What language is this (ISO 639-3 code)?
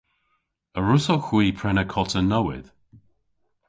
cor